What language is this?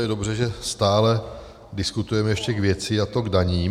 Czech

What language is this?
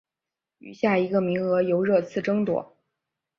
Chinese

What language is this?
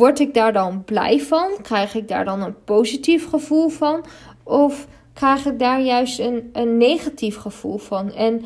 Dutch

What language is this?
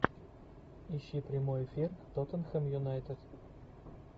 Russian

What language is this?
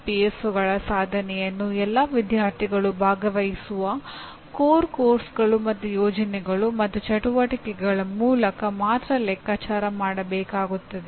Kannada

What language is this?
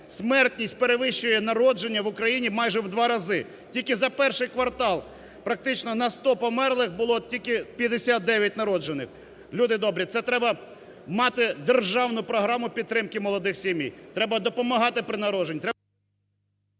Ukrainian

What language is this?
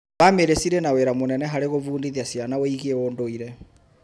Kikuyu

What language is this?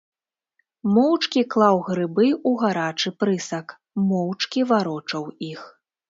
Belarusian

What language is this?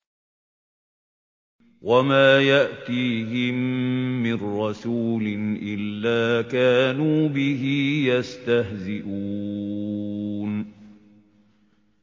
Arabic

